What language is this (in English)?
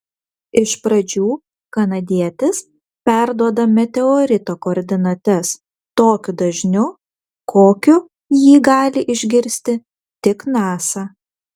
Lithuanian